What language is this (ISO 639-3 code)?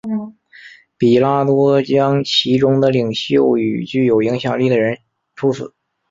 zho